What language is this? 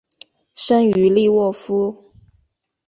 Chinese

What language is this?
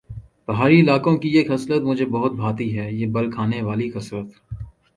Urdu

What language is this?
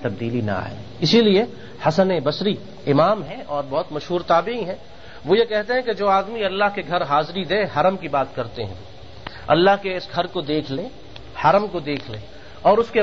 Urdu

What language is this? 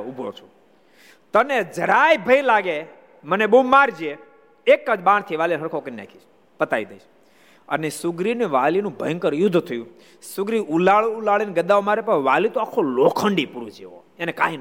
Gujarati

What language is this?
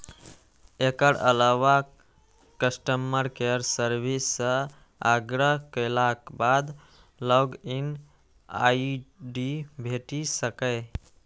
Maithili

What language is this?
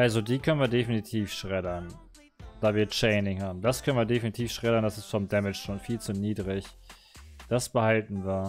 German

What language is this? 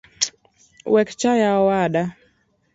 Luo (Kenya and Tanzania)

